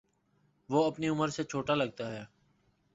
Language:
Urdu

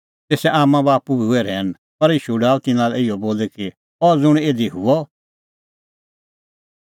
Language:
Kullu Pahari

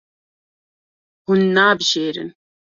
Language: Kurdish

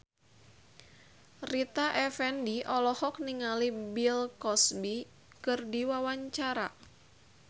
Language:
Sundanese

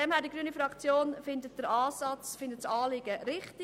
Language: Swiss German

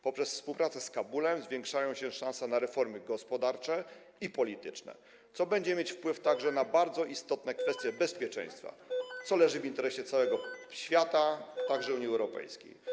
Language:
Polish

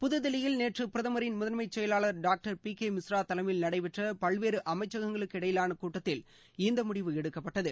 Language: Tamil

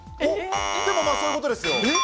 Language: Japanese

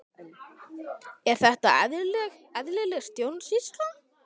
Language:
Icelandic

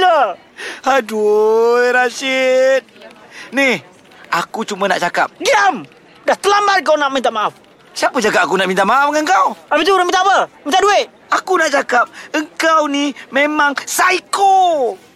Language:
Malay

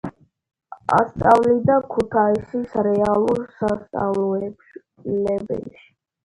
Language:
Georgian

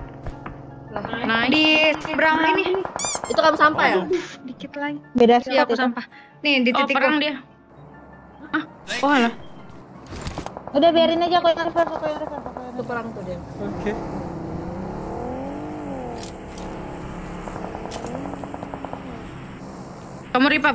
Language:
Indonesian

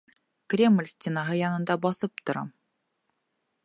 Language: Bashkir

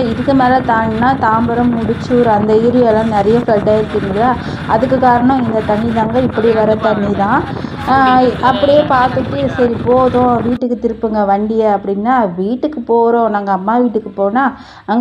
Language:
Indonesian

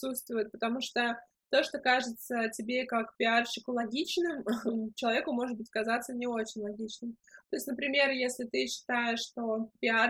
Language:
Russian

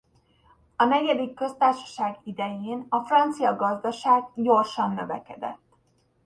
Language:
Hungarian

